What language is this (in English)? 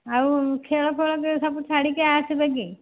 Odia